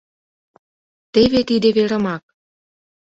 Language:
Mari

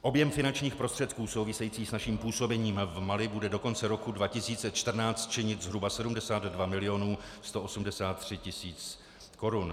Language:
Czech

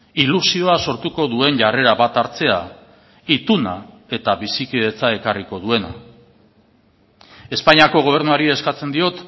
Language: Basque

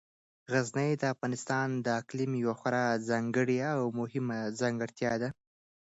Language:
Pashto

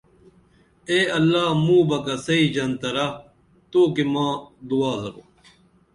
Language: Dameli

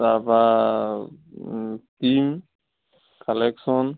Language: Assamese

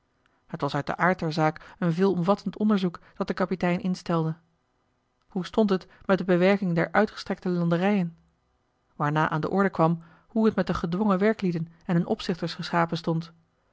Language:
Dutch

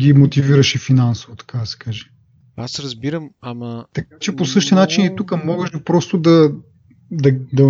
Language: Bulgarian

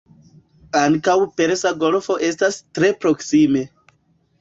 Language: Esperanto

